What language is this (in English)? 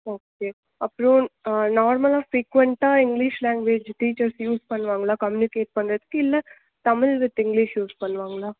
Tamil